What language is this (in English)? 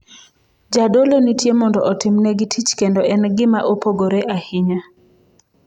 Luo (Kenya and Tanzania)